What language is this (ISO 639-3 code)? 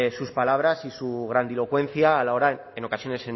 spa